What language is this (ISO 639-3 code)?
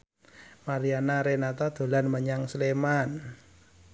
jav